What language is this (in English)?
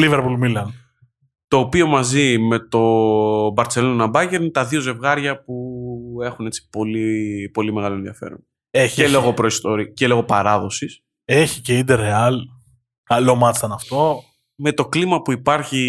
Greek